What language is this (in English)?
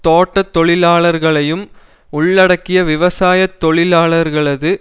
Tamil